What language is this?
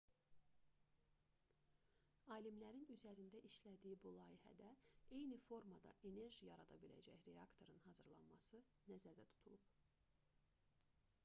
Azerbaijani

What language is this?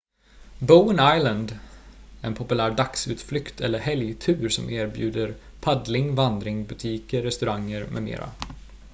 Swedish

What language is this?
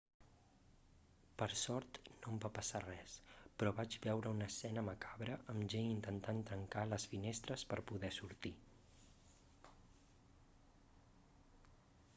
Catalan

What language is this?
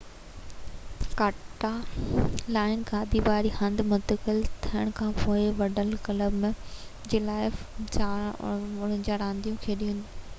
Sindhi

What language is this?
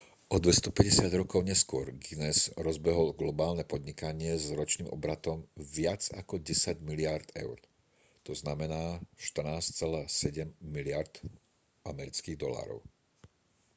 Slovak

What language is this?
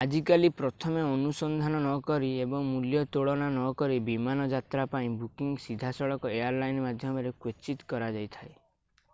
Odia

